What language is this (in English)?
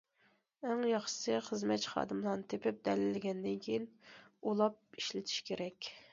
Uyghur